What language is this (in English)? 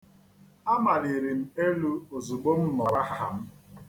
Igbo